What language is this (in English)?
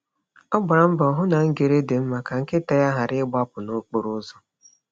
Igbo